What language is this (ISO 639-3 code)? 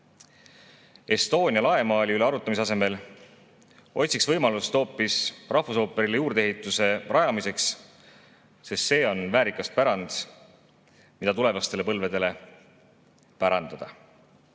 est